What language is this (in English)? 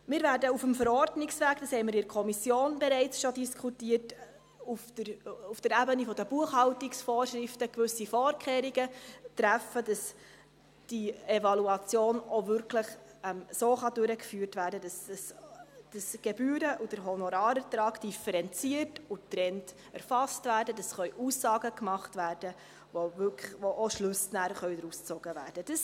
Swiss German